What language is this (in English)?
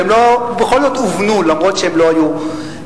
Hebrew